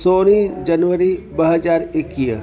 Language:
Sindhi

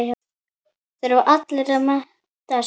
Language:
Icelandic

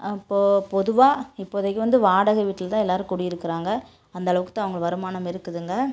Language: Tamil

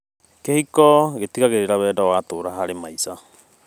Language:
Kikuyu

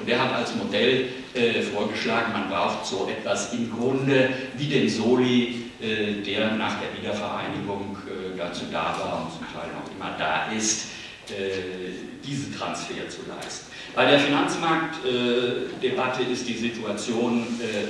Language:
German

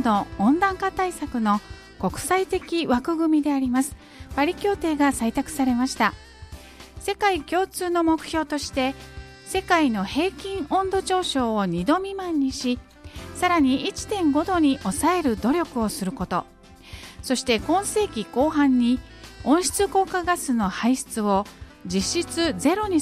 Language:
Japanese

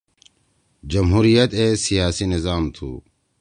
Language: Torwali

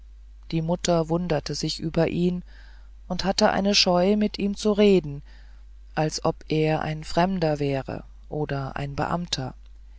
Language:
German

